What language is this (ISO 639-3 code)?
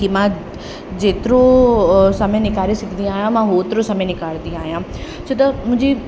snd